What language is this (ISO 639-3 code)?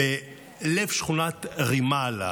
heb